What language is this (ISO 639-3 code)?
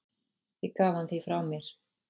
isl